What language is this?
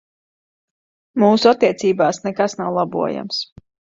Latvian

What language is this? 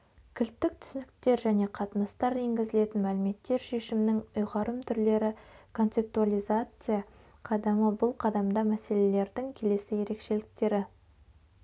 Kazakh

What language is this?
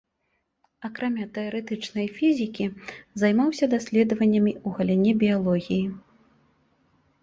Belarusian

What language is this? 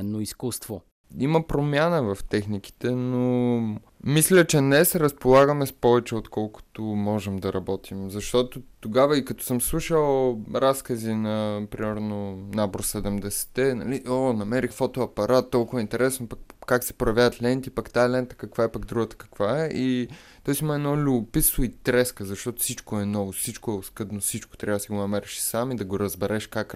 Bulgarian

